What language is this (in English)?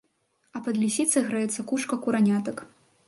Belarusian